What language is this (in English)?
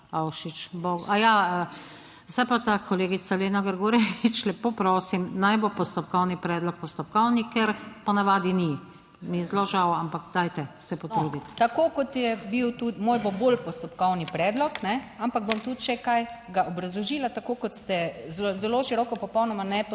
Slovenian